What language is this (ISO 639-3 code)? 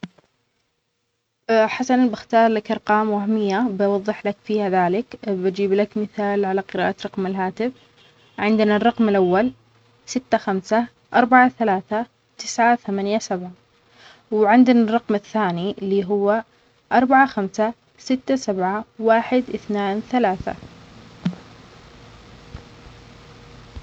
acx